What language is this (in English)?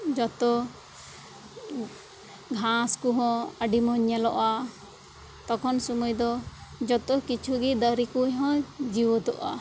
Santali